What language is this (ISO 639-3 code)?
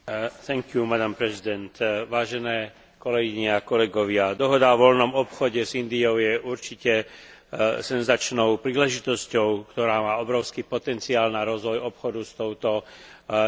slk